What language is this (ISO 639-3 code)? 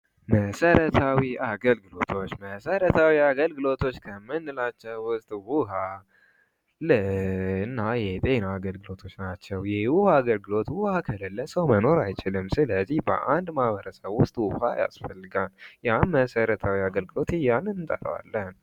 amh